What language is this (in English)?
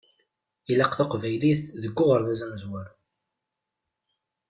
Kabyle